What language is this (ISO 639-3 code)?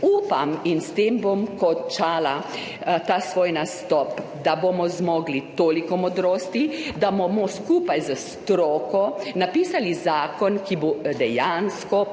slv